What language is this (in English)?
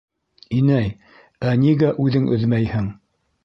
Bashkir